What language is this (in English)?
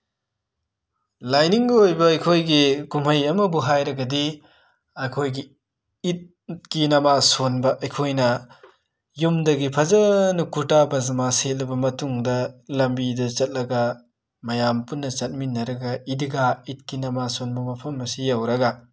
Manipuri